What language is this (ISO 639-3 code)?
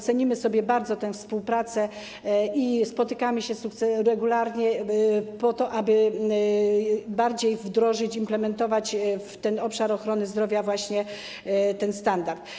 pol